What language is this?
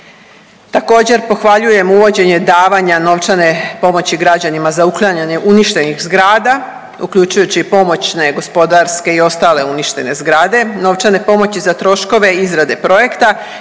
Croatian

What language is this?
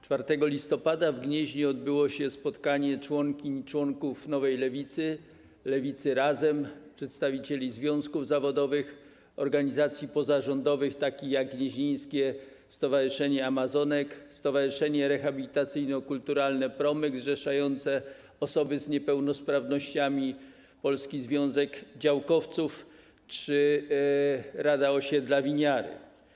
Polish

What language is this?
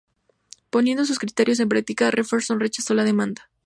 Spanish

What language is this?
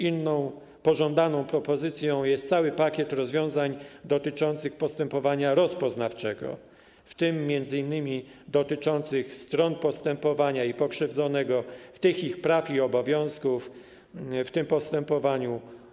Polish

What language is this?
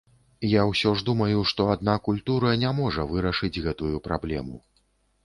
Belarusian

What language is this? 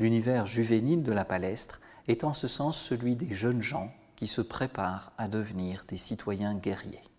French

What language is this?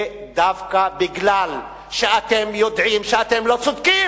Hebrew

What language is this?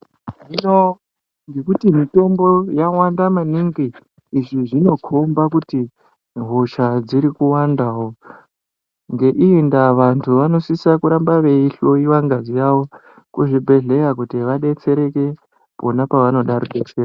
Ndau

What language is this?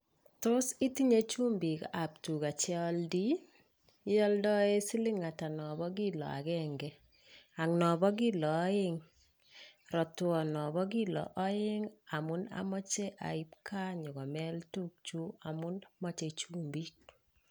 Kalenjin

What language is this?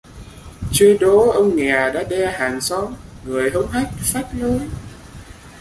Vietnamese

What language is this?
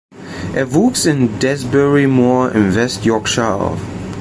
German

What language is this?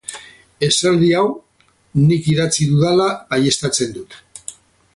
Basque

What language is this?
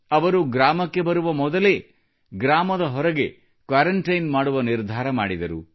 Kannada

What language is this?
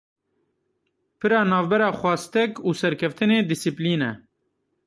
Kurdish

